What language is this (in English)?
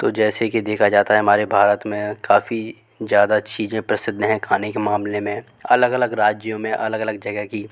Hindi